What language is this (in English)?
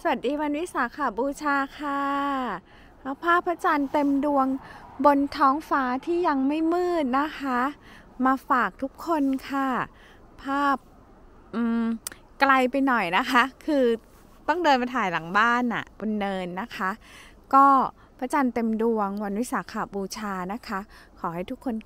Thai